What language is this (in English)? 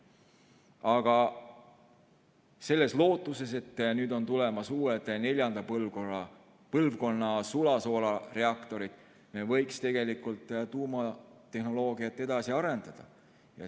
Estonian